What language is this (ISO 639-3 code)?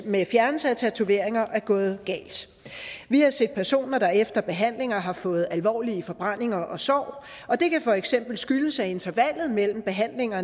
dan